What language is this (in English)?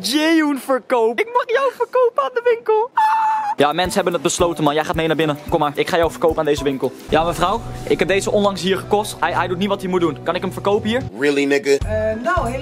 Dutch